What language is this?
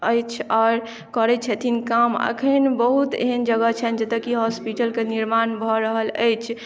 Maithili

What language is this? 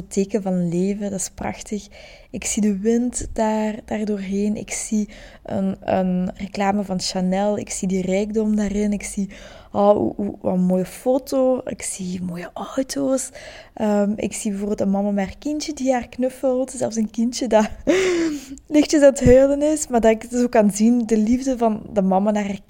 Dutch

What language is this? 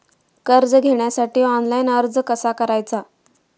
Marathi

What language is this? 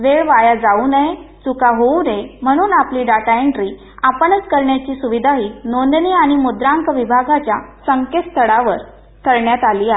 Marathi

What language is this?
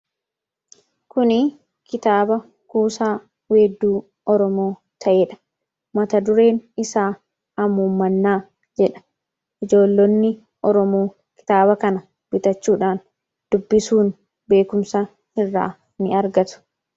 Oromo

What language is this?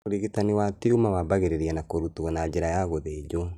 Kikuyu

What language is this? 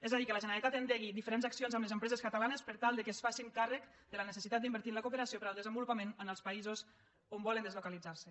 Catalan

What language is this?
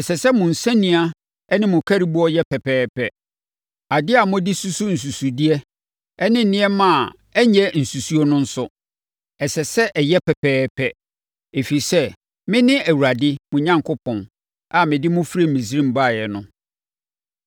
Akan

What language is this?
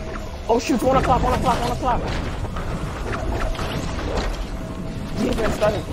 English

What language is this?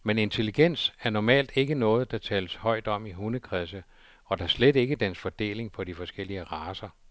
Danish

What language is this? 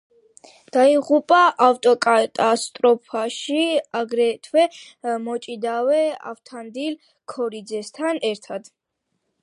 Georgian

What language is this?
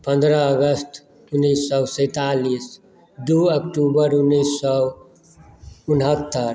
Maithili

